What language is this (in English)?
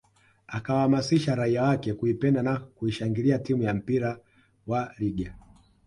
Swahili